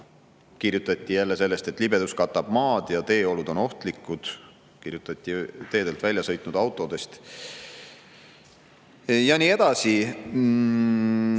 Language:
Estonian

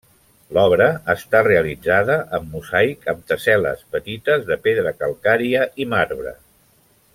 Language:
Catalan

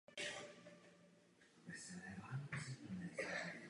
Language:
Czech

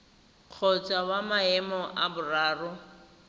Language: Tswana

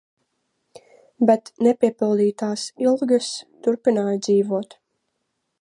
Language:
Latvian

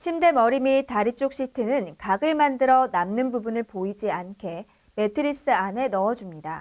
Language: Korean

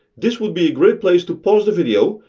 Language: English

